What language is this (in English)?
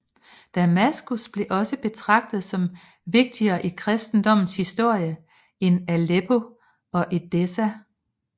Danish